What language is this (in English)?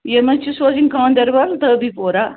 Kashmiri